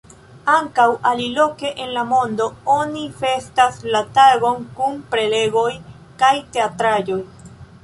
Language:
Esperanto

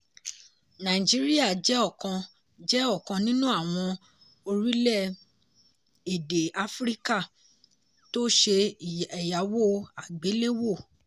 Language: Yoruba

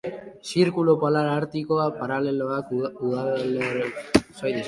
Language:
Basque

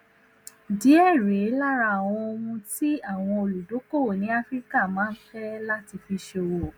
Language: Yoruba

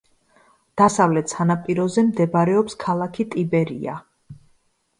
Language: Georgian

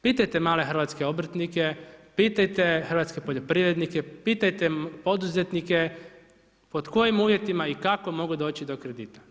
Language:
Croatian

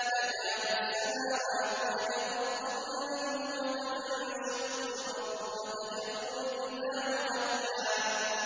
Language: Arabic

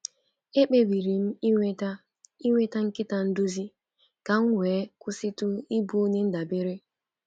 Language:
Igbo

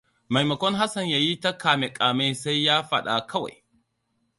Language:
Hausa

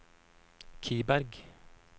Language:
Norwegian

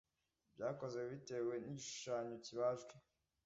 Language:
Kinyarwanda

